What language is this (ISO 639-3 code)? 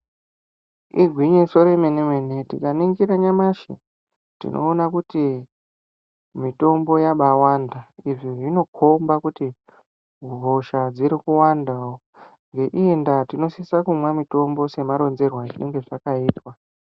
ndc